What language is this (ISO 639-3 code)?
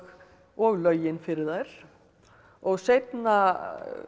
isl